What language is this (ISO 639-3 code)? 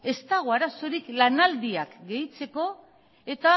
eus